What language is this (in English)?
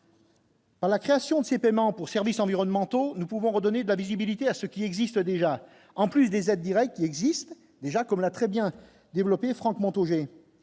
French